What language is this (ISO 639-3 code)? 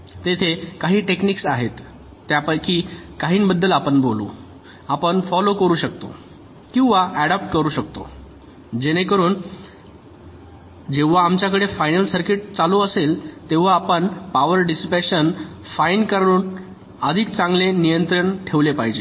mar